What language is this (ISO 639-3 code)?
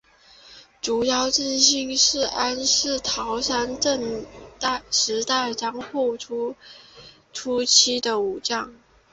zho